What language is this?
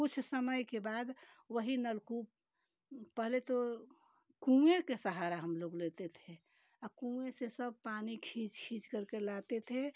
Hindi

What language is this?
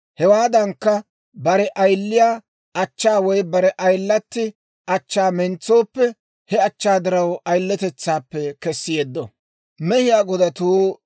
Dawro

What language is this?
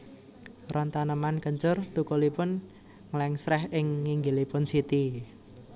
Javanese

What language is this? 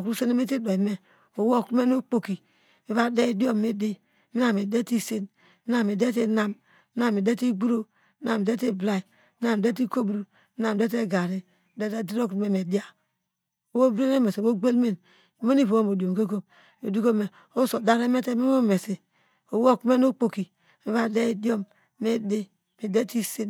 Degema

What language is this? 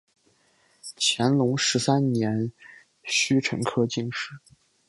Chinese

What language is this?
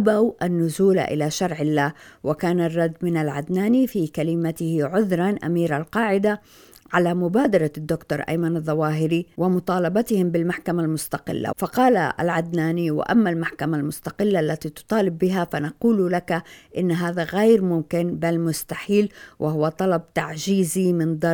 Arabic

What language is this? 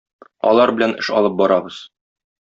Tatar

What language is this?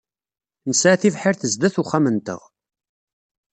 Kabyle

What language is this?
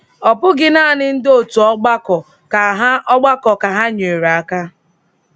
Igbo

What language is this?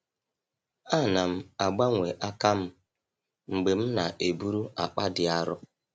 Igbo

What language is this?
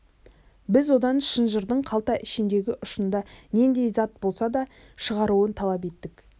Kazakh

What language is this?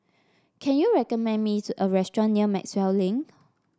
English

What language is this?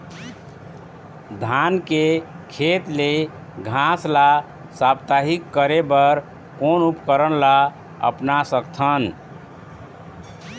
Chhattisgarhi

